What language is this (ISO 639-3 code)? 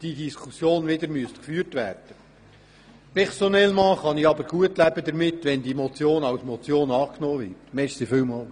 gsw